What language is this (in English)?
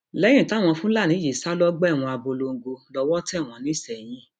Yoruba